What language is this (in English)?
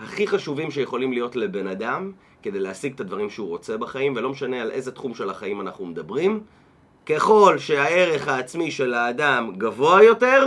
Hebrew